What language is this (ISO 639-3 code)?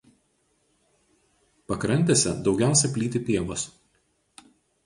lit